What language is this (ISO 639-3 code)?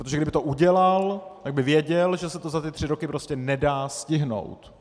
ces